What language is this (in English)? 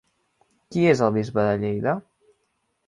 Catalan